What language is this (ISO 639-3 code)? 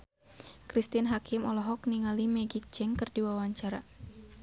sun